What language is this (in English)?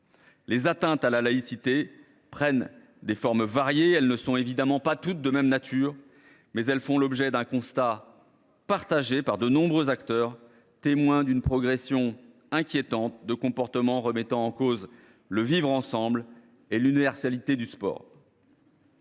French